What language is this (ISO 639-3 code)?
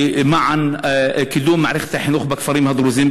heb